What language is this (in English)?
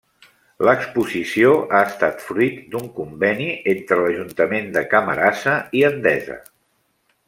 Catalan